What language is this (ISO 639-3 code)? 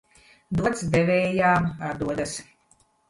lav